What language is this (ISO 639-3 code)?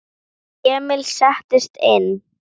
isl